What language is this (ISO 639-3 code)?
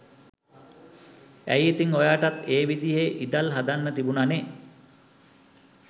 sin